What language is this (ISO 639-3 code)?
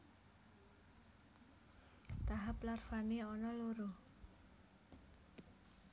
jav